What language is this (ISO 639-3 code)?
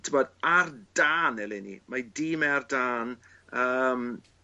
cym